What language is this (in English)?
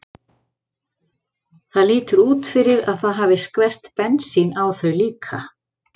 Icelandic